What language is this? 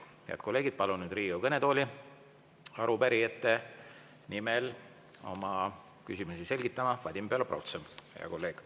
Estonian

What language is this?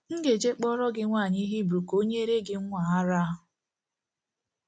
Igbo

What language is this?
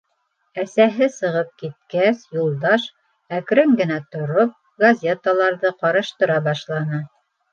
Bashkir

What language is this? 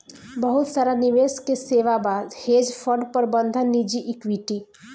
Bhojpuri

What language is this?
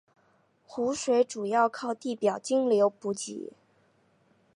Chinese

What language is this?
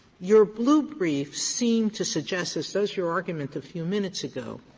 English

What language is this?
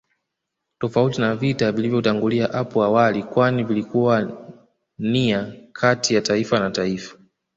Swahili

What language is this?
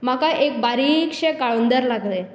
Konkani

